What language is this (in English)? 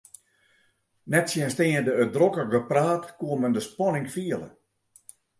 Western Frisian